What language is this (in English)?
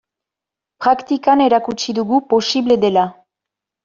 Basque